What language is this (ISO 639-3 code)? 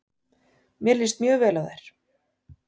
isl